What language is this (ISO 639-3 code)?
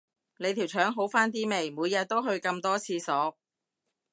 yue